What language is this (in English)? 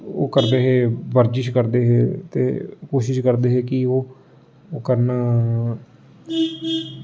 Dogri